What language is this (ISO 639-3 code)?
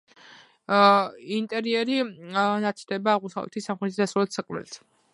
kat